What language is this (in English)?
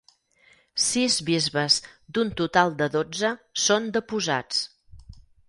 Catalan